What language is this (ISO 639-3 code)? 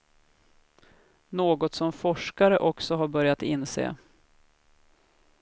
swe